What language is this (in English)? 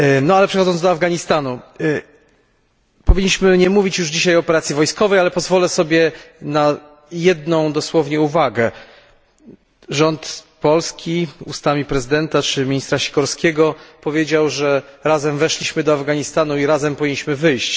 Polish